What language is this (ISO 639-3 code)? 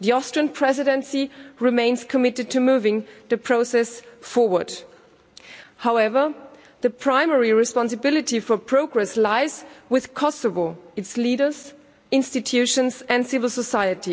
eng